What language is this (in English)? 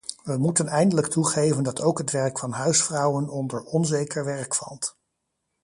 Dutch